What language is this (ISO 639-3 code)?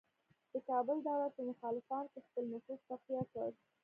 pus